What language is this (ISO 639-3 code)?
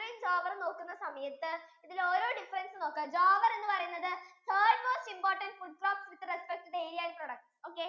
mal